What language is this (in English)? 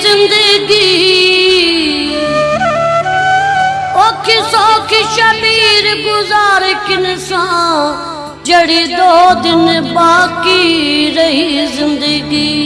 Punjabi